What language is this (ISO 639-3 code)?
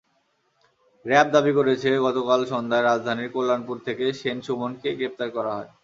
ben